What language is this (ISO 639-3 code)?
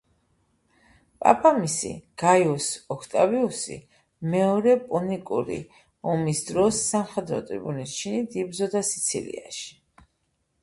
kat